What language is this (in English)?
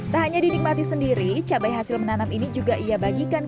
Indonesian